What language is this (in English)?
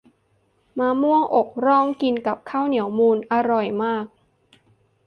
Thai